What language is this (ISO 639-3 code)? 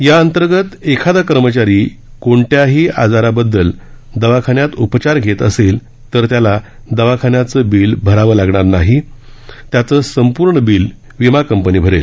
mar